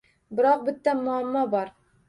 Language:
Uzbek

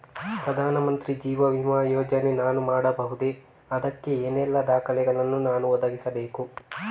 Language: Kannada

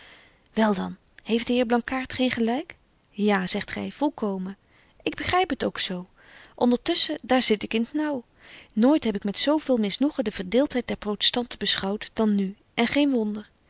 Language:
Dutch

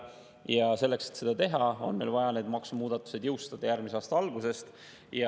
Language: Estonian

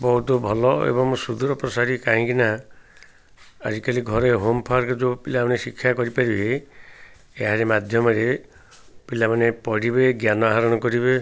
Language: Odia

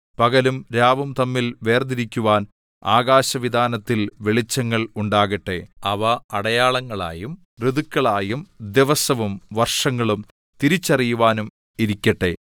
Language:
Malayalam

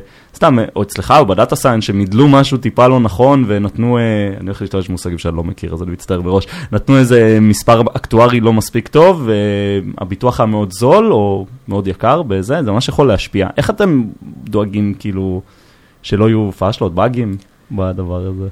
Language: Hebrew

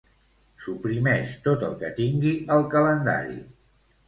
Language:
Catalan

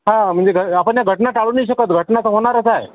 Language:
Marathi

